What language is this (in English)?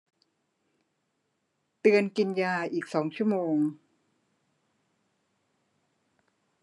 Thai